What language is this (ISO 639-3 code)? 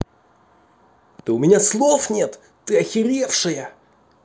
rus